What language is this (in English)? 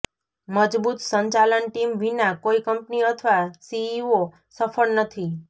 Gujarati